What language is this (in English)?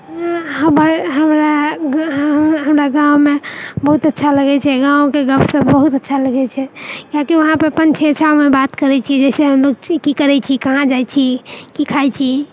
Maithili